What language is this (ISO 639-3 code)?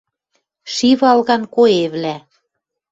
mrj